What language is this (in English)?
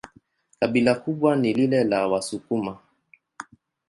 Swahili